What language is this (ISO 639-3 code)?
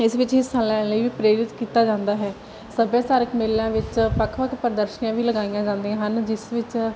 pan